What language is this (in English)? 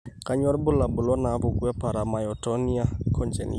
Masai